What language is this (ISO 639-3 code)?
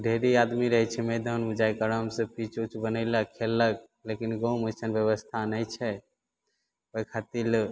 mai